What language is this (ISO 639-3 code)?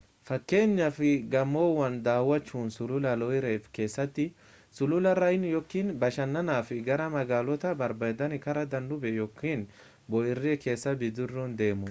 orm